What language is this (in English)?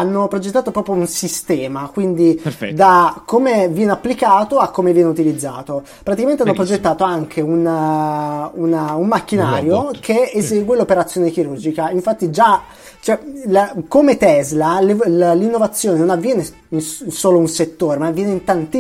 Italian